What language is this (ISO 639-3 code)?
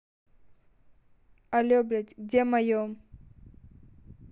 rus